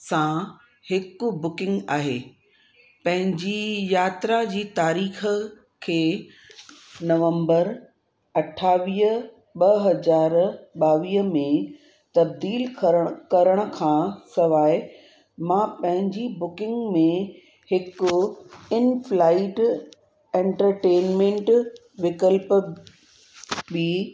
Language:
Sindhi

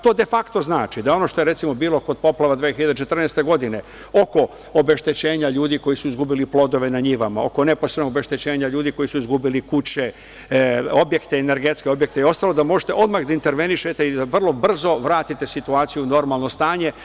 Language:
Serbian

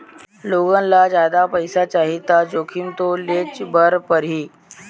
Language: Chhattisgarhi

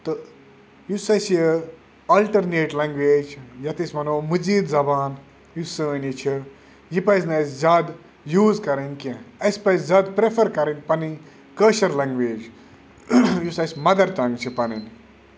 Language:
Kashmiri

